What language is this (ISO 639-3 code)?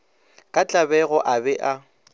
nso